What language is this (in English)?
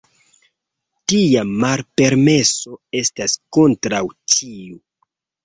Esperanto